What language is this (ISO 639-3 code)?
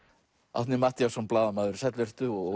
isl